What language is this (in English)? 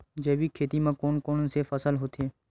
Chhattisgarhi